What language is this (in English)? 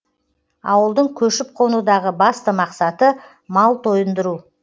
Kazakh